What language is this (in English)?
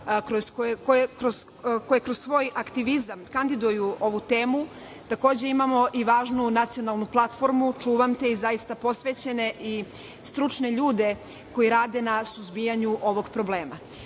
Serbian